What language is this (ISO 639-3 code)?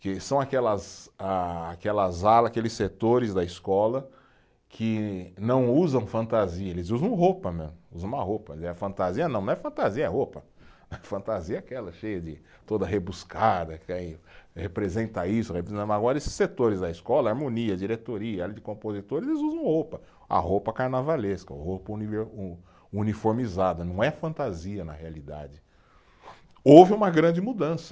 por